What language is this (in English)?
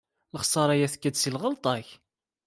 Kabyle